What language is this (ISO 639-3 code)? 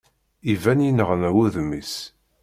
kab